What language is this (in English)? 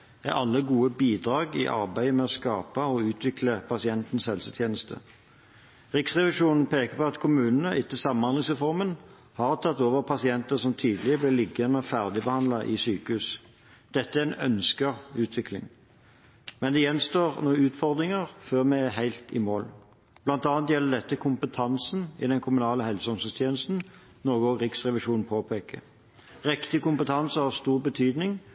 Norwegian Bokmål